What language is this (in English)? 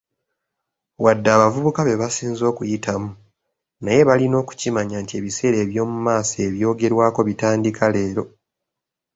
Ganda